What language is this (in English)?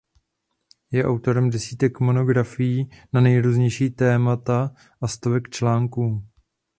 Czech